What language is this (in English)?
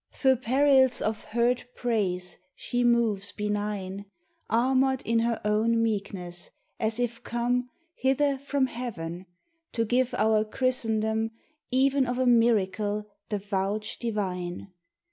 English